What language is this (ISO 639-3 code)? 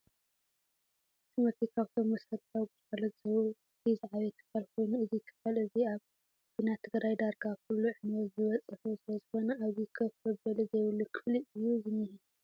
tir